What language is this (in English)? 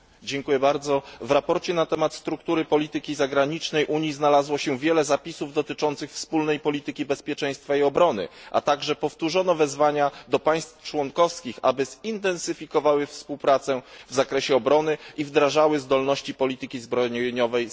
Polish